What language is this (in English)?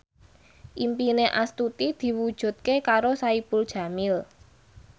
Javanese